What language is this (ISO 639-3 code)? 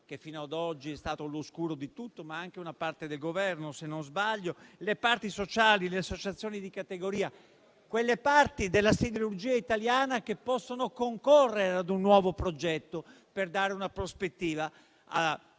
ita